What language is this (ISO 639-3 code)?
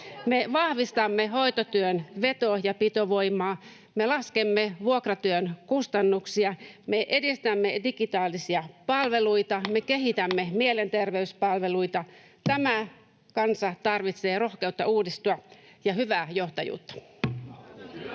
fin